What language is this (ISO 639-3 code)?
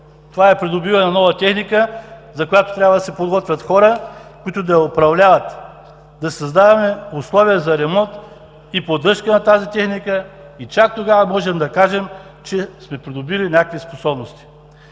bul